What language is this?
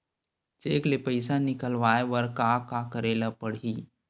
Chhattisgarhi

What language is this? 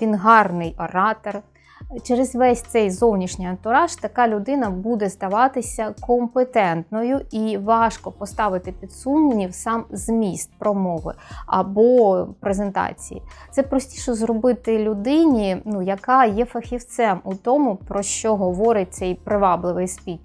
Ukrainian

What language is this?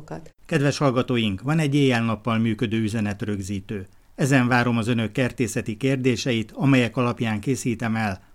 Hungarian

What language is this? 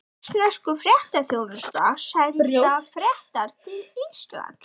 Icelandic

